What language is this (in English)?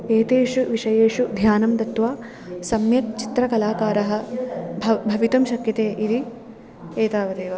Sanskrit